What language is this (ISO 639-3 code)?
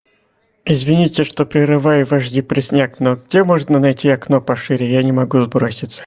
rus